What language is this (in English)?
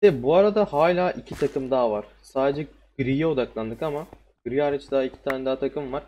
Turkish